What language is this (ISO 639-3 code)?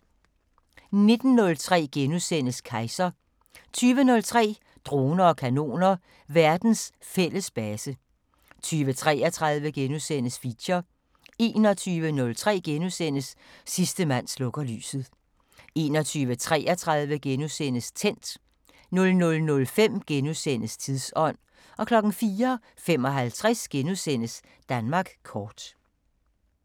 dan